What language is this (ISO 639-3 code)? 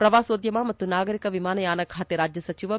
kan